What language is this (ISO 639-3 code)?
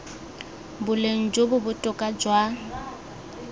tsn